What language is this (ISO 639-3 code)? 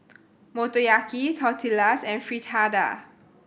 eng